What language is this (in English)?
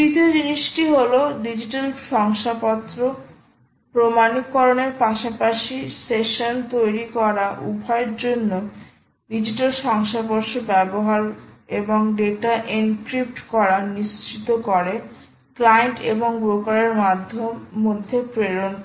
Bangla